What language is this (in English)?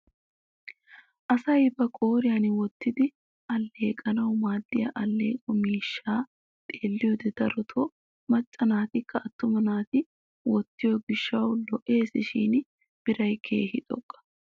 Wolaytta